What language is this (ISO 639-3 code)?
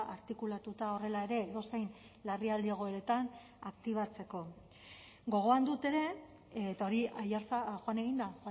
eus